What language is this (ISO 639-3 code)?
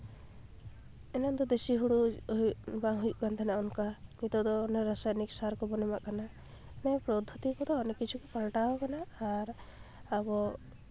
sat